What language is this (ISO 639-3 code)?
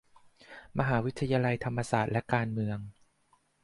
tha